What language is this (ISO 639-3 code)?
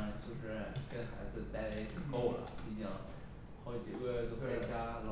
zho